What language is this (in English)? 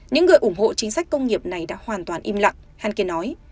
Vietnamese